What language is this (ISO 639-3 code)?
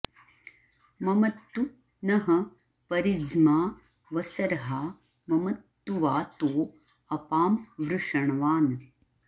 san